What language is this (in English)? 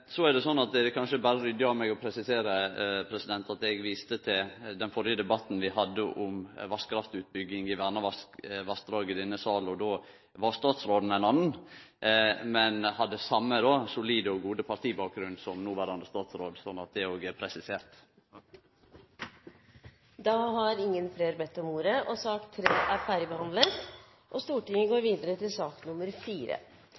Norwegian